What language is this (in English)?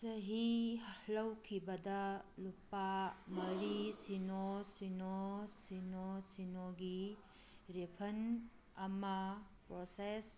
Manipuri